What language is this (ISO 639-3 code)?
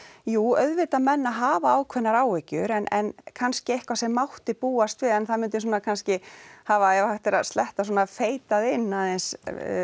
isl